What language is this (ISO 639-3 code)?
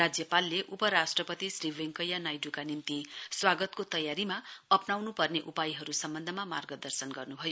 nep